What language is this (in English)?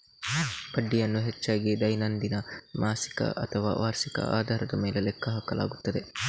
Kannada